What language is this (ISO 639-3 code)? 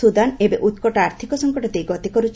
ori